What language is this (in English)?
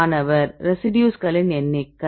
Tamil